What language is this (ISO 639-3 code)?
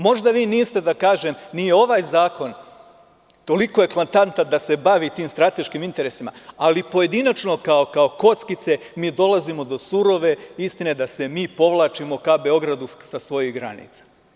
srp